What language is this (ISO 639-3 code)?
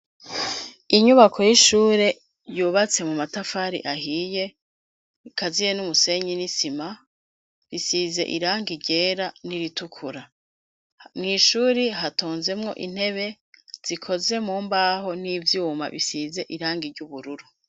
run